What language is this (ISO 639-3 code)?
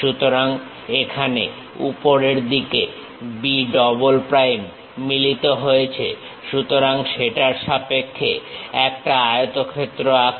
ben